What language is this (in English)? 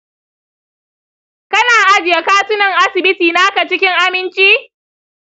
Hausa